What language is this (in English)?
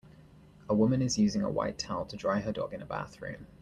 English